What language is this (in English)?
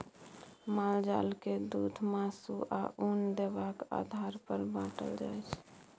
Maithili